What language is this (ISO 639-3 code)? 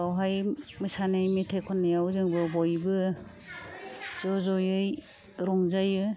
brx